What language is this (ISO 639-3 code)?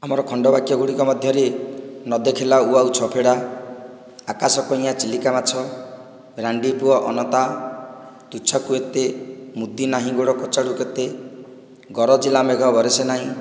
ori